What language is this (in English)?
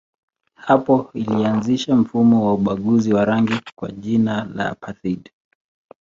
Swahili